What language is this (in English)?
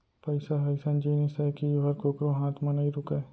Chhattisgarhi